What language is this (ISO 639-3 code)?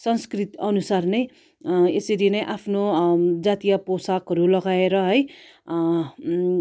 nep